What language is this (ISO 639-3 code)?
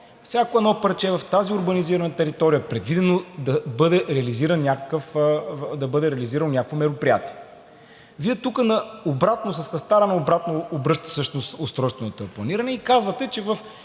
bul